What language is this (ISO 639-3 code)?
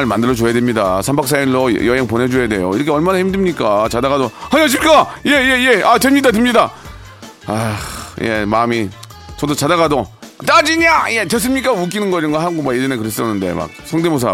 kor